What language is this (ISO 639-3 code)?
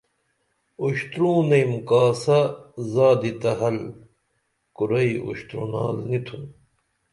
dml